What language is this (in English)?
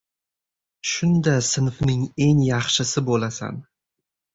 Uzbek